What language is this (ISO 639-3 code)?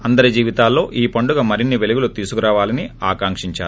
tel